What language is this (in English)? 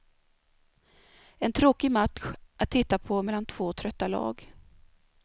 Swedish